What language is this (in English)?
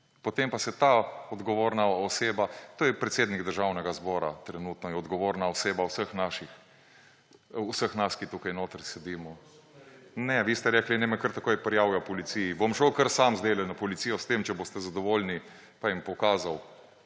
Slovenian